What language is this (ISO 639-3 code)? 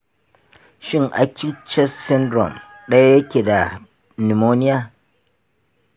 hau